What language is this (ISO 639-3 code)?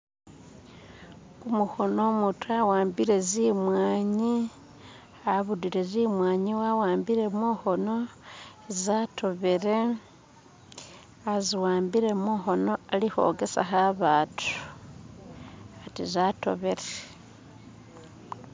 myx